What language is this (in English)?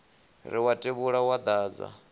Venda